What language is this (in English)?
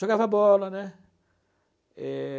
Portuguese